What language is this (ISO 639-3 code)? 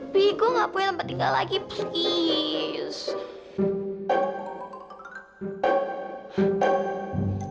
ind